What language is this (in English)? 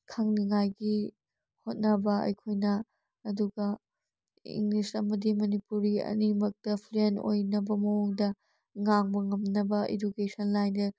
Manipuri